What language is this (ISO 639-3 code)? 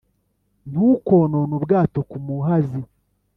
kin